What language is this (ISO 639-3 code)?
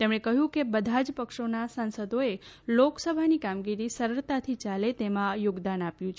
guj